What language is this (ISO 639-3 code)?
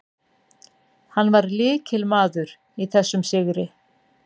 isl